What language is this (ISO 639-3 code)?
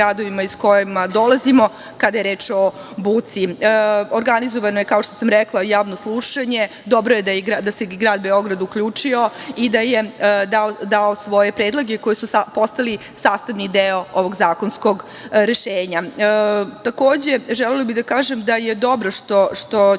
srp